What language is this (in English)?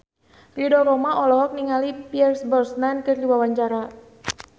Sundanese